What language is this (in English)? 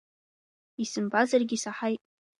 Abkhazian